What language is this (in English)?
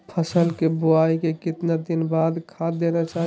Magahi